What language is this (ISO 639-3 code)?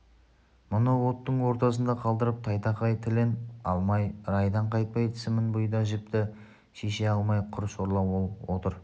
kaz